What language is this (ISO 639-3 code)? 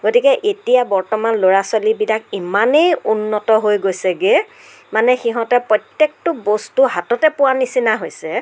asm